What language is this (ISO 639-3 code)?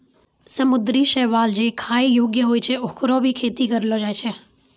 mai